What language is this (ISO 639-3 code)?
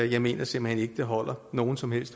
dan